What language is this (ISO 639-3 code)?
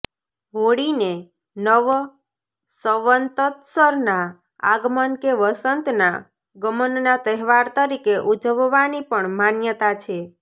guj